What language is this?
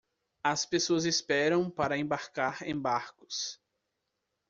Portuguese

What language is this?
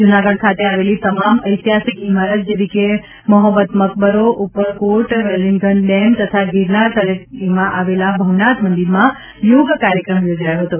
Gujarati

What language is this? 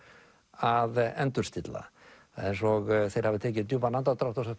Icelandic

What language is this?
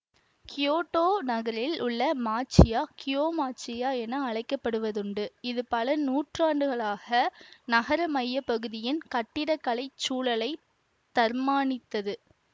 Tamil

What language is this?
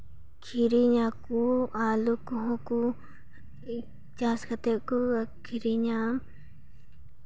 Santali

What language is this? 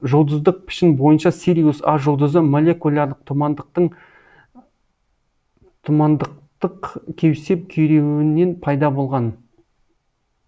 Kazakh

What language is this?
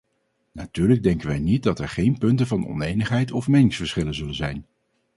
Dutch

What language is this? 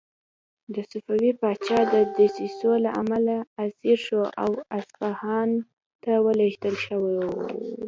Pashto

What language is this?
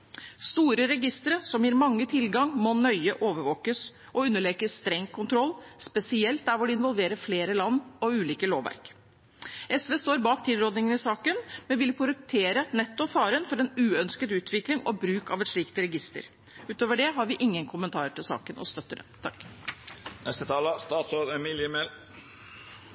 Norwegian Bokmål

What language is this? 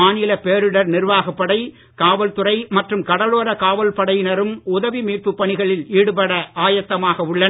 Tamil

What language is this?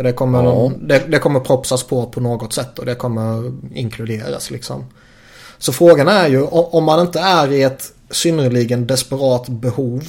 Swedish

